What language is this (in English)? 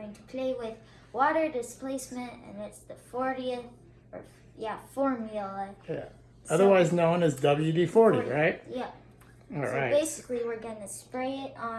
English